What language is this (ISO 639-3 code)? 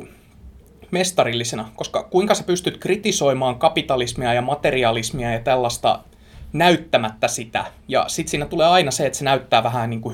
fin